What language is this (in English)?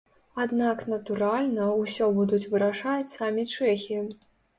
Belarusian